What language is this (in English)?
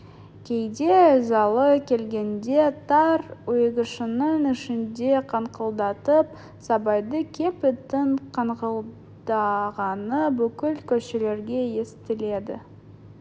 Kazakh